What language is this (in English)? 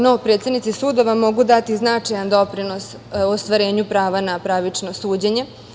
Serbian